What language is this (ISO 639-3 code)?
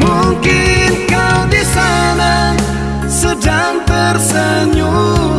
ind